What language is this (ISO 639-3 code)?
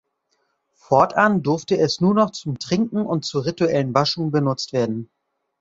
deu